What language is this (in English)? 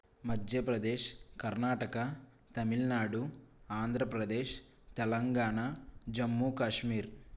Telugu